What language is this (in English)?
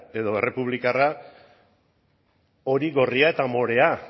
Basque